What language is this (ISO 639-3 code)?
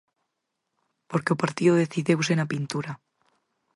glg